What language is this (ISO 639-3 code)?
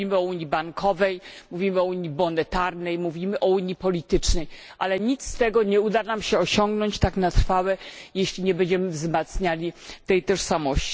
pol